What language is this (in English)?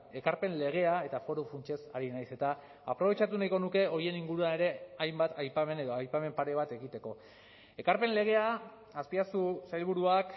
Basque